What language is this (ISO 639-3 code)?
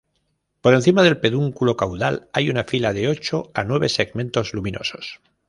spa